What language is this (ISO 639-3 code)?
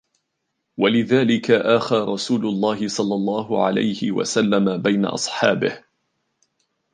ara